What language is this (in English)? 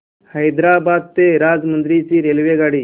Marathi